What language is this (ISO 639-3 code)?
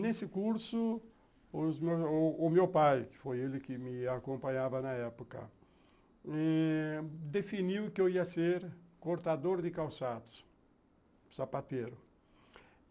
por